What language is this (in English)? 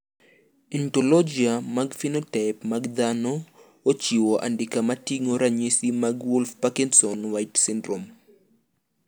Luo (Kenya and Tanzania)